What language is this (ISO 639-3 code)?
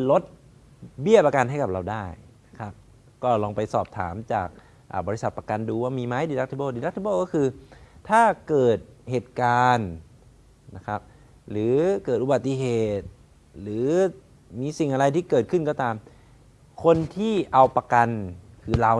tha